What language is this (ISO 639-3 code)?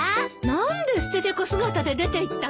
jpn